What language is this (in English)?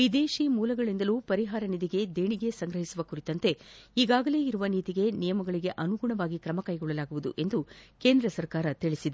Kannada